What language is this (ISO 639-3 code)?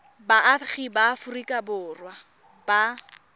tsn